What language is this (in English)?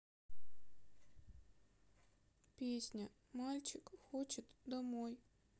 Russian